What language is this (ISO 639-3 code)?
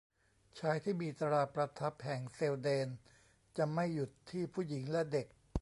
tha